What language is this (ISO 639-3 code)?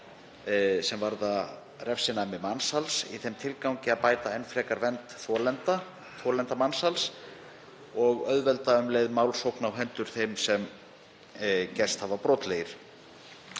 isl